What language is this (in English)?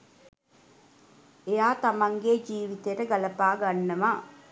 Sinhala